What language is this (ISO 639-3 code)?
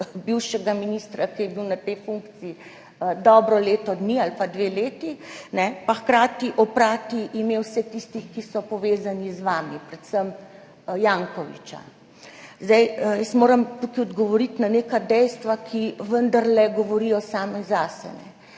slv